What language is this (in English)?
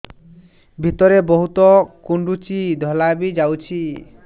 Odia